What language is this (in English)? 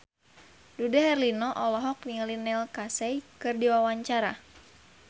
Sundanese